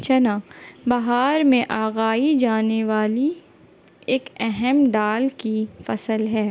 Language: Urdu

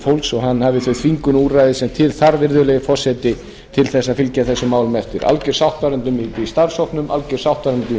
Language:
Icelandic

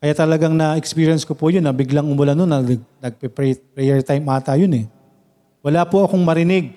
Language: Filipino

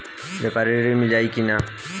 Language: Bhojpuri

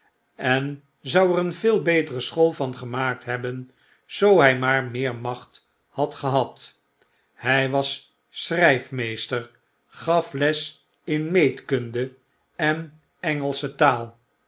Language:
Dutch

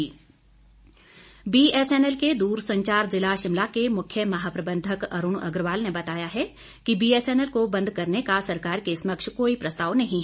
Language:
Hindi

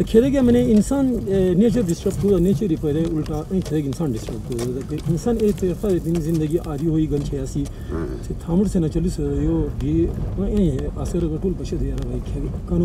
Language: Arabic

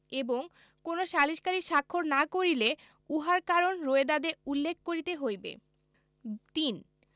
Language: Bangla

